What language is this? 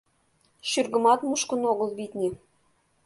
Mari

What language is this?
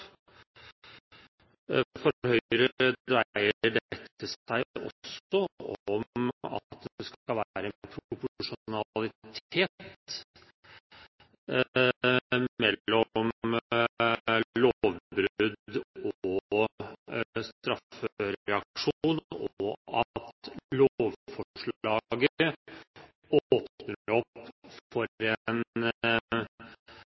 Norwegian Bokmål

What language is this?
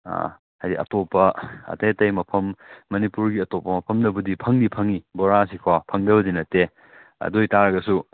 Manipuri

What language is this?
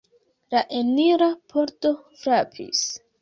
Esperanto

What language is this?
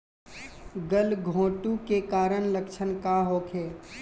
Bhojpuri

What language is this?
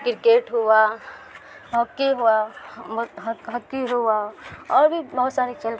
Urdu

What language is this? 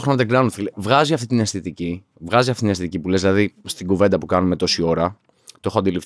Greek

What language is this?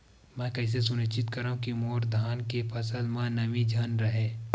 Chhattisgarhi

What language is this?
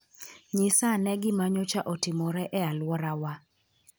Luo (Kenya and Tanzania)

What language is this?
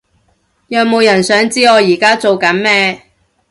Cantonese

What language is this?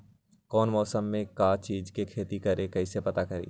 Magahi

